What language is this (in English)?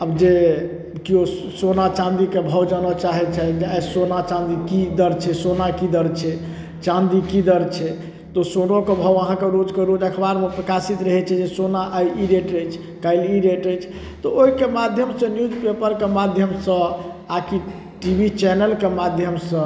Maithili